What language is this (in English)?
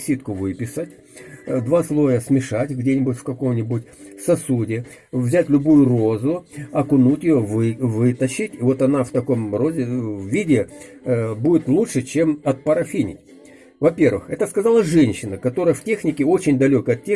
Russian